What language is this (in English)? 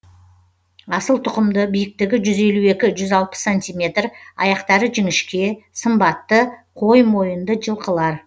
Kazakh